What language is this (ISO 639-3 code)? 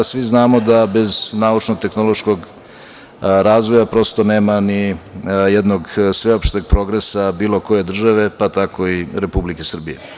srp